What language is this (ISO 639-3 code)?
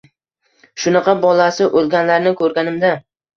uzb